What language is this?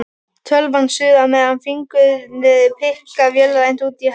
Icelandic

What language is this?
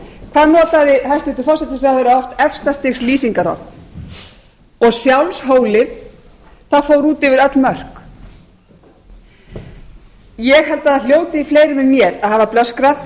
Icelandic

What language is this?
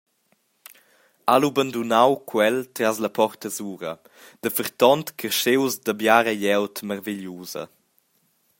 Romansh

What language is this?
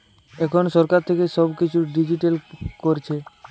Bangla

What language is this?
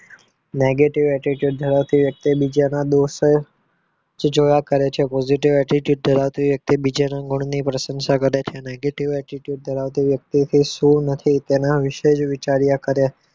Gujarati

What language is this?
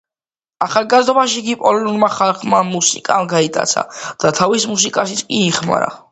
Georgian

